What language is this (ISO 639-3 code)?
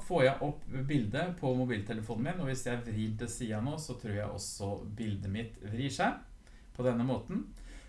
nor